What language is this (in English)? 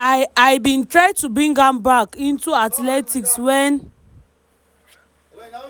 Nigerian Pidgin